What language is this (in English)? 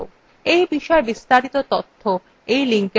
Bangla